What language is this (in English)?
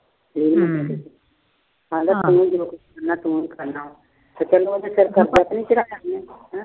Punjabi